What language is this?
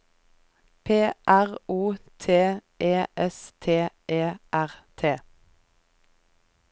Norwegian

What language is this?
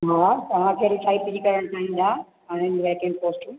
Sindhi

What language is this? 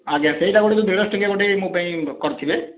Odia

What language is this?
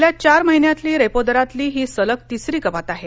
Marathi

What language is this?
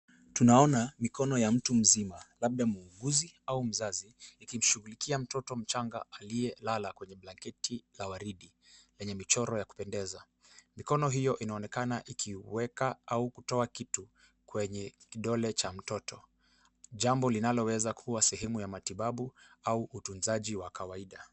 Swahili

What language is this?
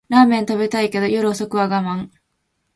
Japanese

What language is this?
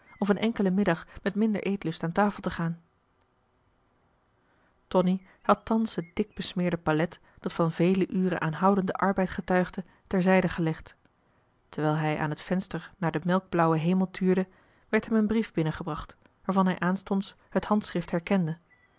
Dutch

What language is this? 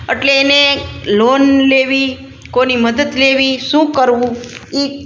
Gujarati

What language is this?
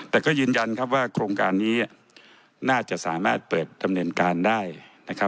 Thai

